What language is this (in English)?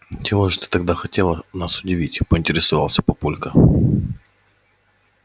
Russian